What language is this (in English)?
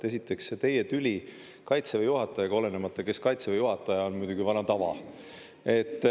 Estonian